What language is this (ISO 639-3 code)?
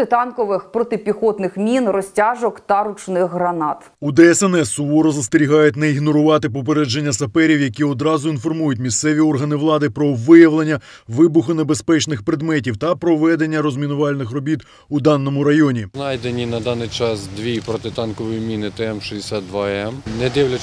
ukr